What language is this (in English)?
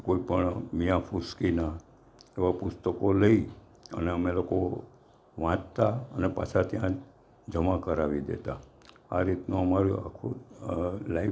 Gujarati